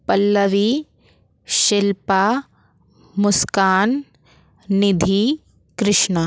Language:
Hindi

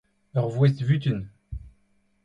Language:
Breton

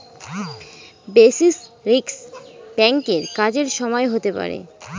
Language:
Bangla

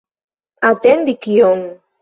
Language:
Esperanto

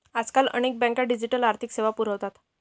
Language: Marathi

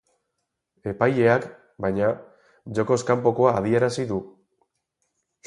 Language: Basque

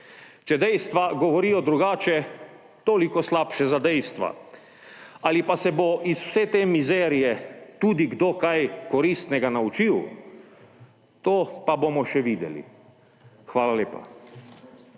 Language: Slovenian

